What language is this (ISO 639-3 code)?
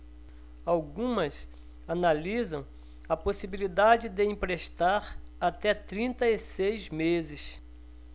por